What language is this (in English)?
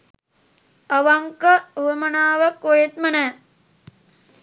Sinhala